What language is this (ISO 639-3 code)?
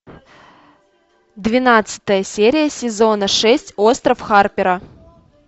rus